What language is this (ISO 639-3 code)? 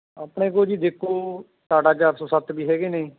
pan